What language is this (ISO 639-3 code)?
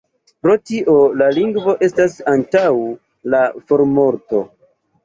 epo